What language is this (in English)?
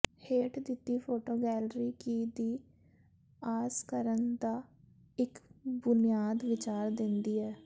Punjabi